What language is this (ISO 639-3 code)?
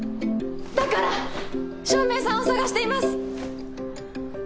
jpn